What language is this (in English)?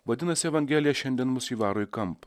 Lithuanian